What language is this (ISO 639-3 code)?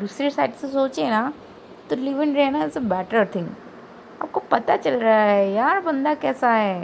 hin